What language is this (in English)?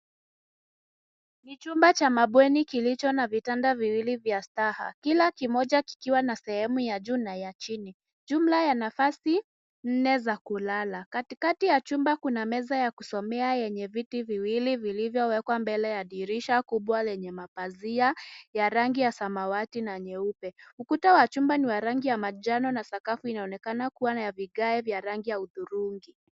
Swahili